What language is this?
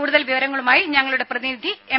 Malayalam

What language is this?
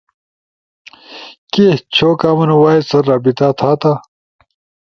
Ushojo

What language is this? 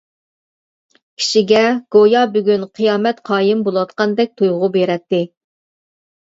Uyghur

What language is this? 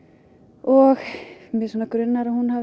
Icelandic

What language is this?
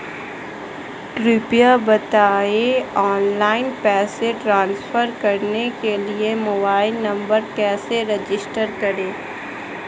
Hindi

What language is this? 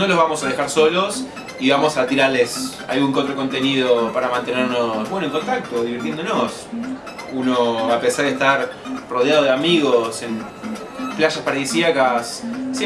Spanish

